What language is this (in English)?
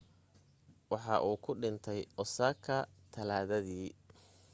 Somali